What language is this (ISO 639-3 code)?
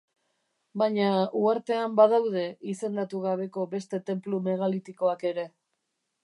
eus